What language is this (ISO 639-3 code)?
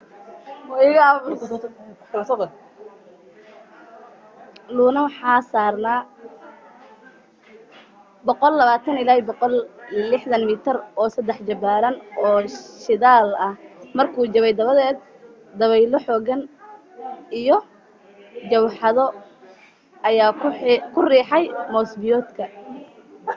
som